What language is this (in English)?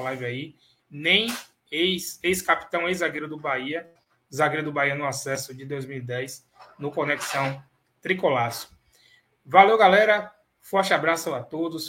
Portuguese